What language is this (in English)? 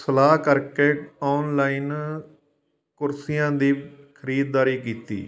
Punjabi